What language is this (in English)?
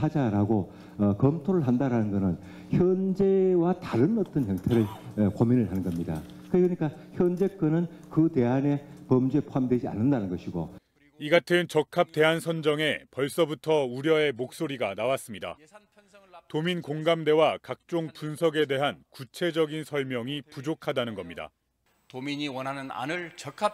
Korean